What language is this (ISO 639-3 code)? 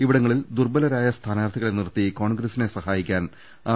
mal